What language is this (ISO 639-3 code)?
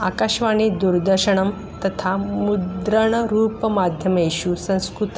san